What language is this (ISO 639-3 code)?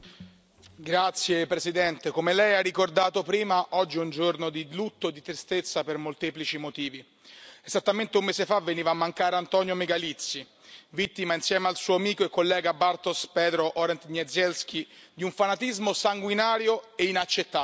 ita